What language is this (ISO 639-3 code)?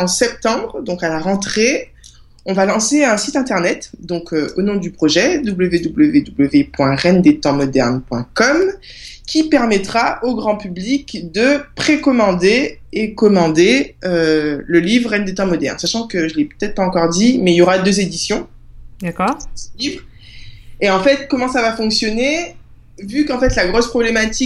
fra